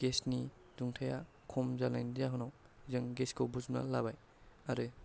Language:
Bodo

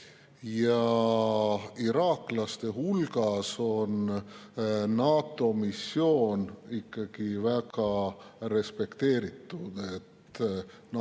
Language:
Estonian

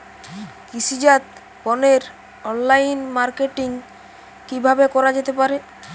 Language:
Bangla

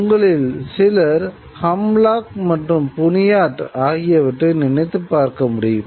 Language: Tamil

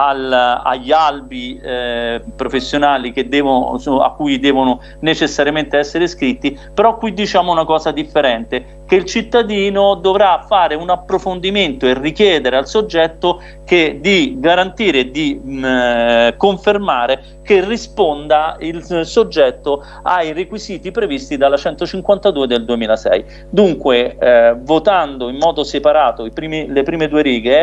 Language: Italian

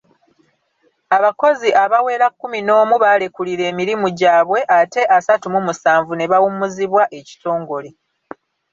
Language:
Ganda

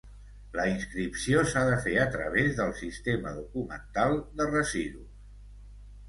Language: Catalan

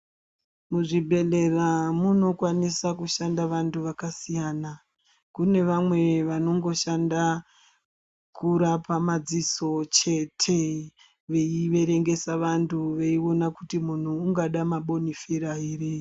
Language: Ndau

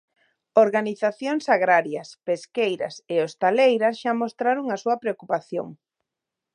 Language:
Galician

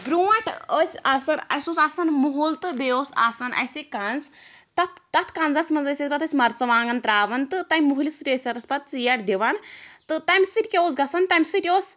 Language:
Kashmiri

